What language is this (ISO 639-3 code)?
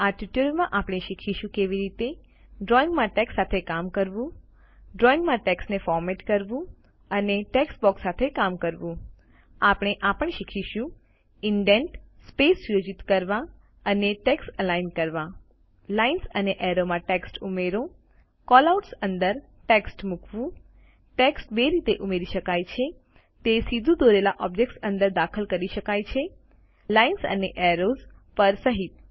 guj